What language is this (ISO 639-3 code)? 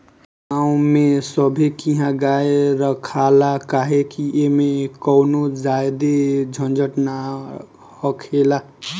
bho